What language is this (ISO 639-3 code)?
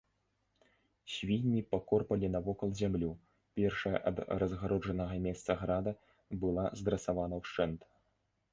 bel